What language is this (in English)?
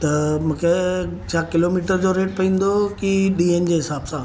Sindhi